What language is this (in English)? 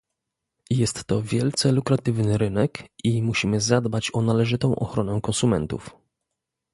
Polish